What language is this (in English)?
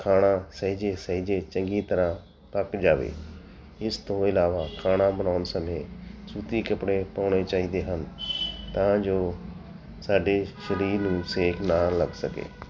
Punjabi